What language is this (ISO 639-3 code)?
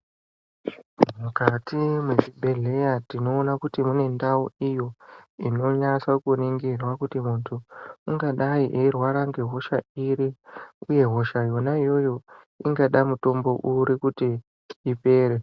ndc